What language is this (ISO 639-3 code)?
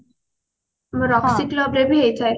ori